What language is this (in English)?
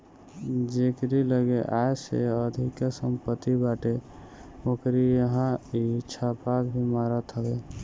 Bhojpuri